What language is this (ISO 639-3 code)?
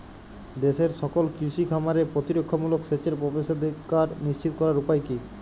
ben